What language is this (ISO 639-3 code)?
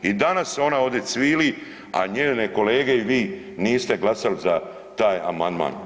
hrv